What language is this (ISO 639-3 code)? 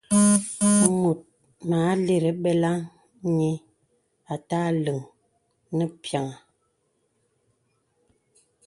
beb